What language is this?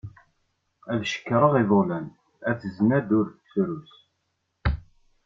Kabyle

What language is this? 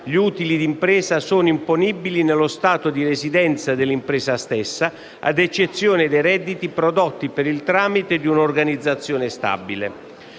Italian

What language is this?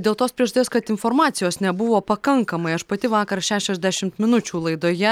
Lithuanian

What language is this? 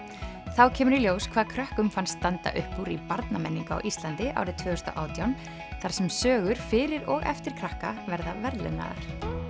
Icelandic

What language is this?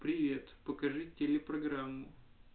Russian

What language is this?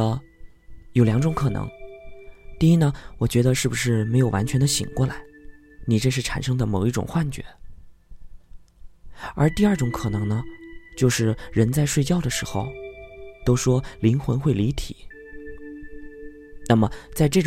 Chinese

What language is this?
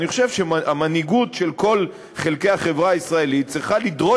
Hebrew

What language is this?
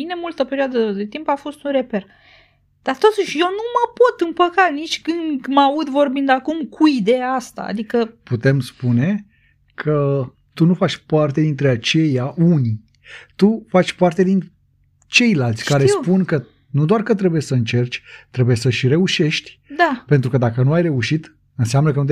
Romanian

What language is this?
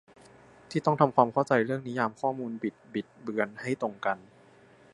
Thai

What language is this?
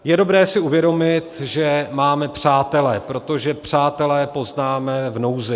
Czech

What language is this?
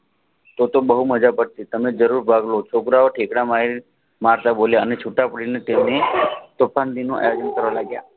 Gujarati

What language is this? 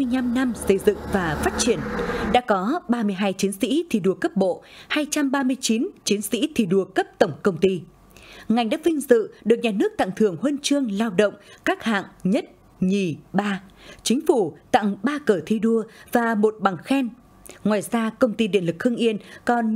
Vietnamese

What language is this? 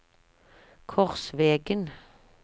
Norwegian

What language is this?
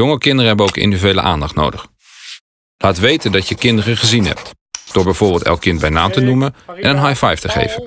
Dutch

